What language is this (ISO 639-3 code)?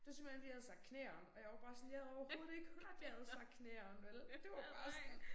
dan